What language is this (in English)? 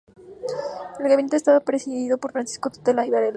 Spanish